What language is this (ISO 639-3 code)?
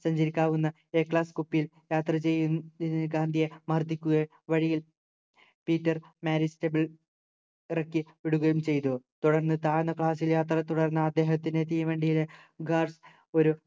mal